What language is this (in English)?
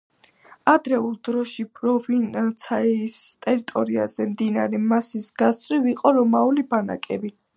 Georgian